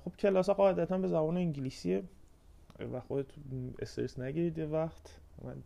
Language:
Persian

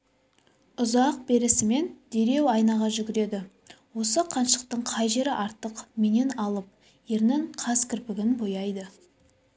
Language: Kazakh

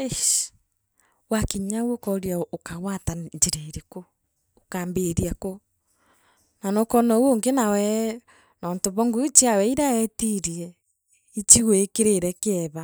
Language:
Meru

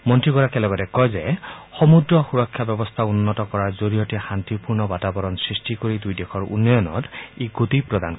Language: Assamese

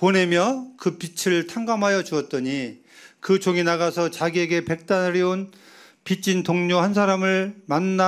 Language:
Korean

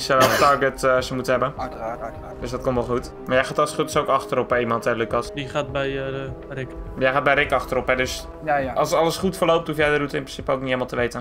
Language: Dutch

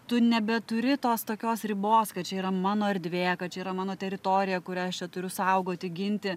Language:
Lithuanian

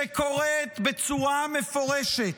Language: Hebrew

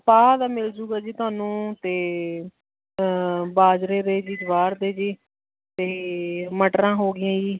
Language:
Punjabi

